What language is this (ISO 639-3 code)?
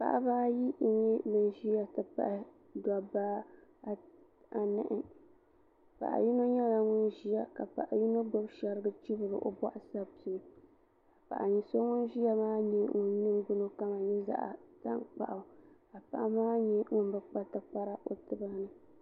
dag